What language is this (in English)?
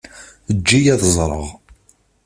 Kabyle